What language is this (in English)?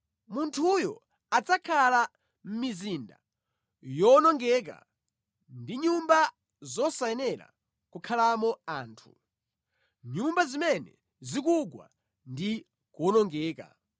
Nyanja